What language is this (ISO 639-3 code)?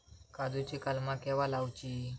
mar